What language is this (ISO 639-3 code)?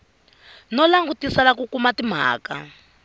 tso